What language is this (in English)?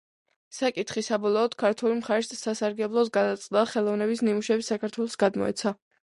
Georgian